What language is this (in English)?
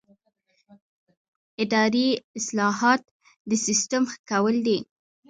Pashto